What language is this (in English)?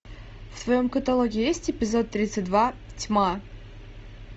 Russian